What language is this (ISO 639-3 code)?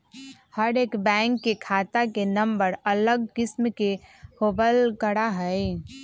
mag